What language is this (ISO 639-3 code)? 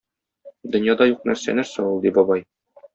tat